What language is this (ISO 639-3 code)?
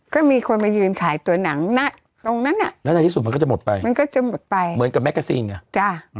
tha